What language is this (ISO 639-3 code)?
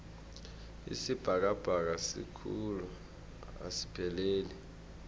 nbl